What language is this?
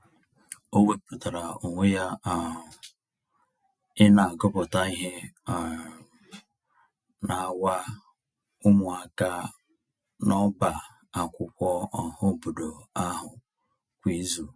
Igbo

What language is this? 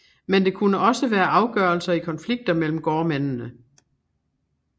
Danish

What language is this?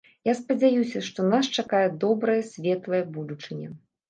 Belarusian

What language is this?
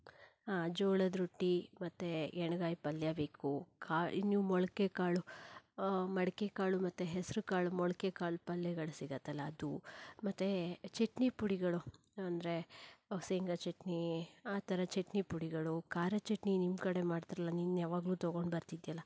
Kannada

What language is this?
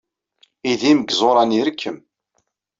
Kabyle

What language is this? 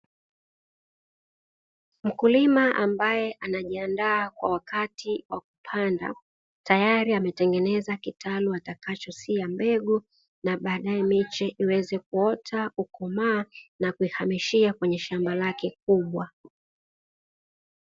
Swahili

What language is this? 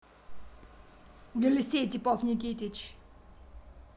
Russian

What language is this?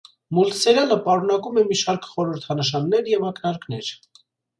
Armenian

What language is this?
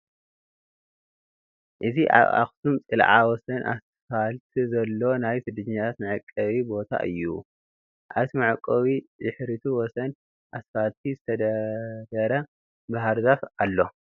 Tigrinya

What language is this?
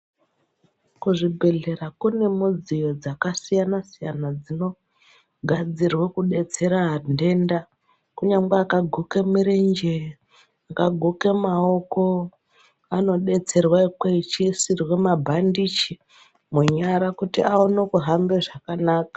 Ndau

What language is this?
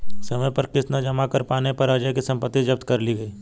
Hindi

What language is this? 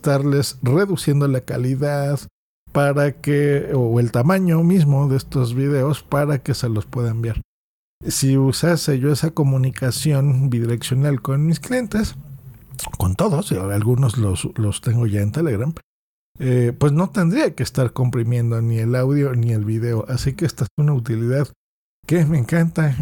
Spanish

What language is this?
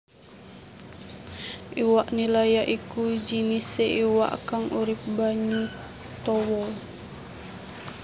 Javanese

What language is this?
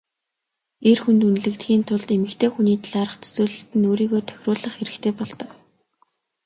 Mongolian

